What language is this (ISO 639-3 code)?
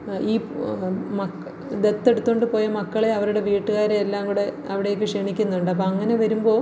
mal